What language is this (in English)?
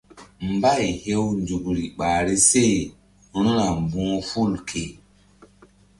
Mbum